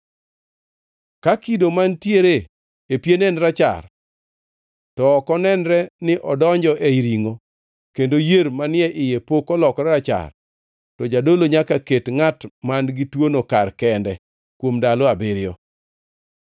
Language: Luo (Kenya and Tanzania)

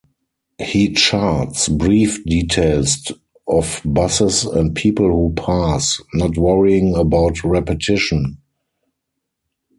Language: English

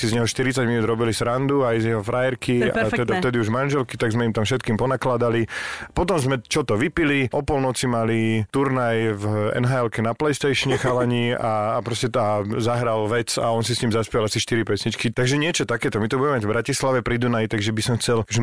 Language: Slovak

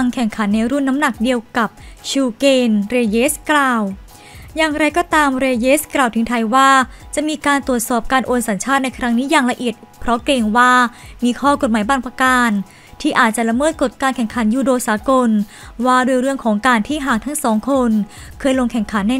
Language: Thai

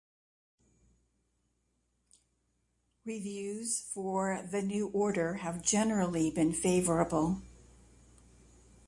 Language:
English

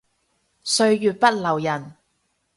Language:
Cantonese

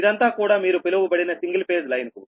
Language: Telugu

